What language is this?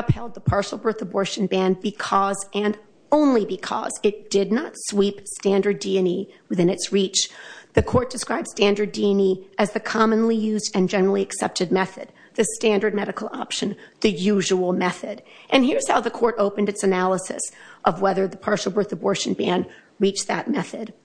English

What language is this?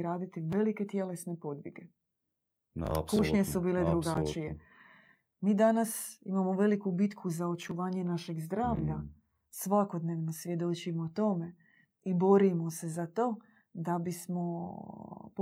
Croatian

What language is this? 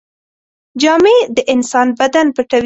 Pashto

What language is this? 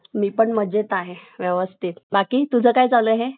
Marathi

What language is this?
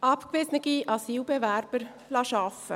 Swiss German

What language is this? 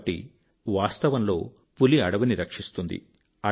Telugu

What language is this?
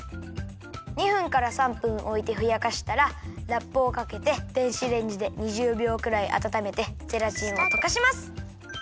Japanese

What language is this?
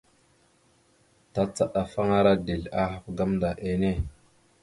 Mada (Cameroon)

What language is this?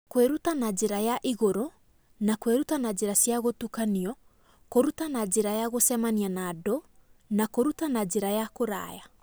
Kikuyu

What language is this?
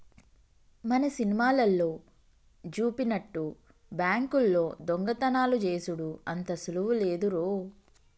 Telugu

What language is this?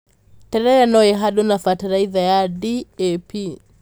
Kikuyu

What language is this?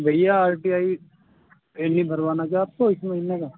Urdu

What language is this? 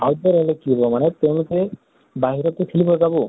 Assamese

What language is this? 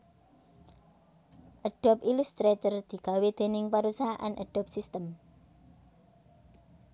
Javanese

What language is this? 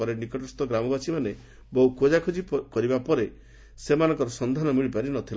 Odia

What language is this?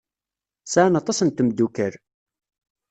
Kabyle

